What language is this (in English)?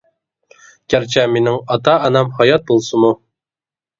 Uyghur